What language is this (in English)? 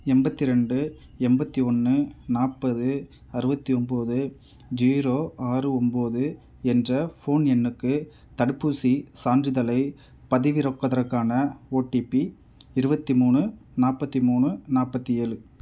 Tamil